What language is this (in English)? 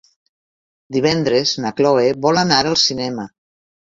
Catalan